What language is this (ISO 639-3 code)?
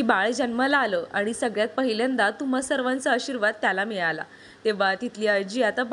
hin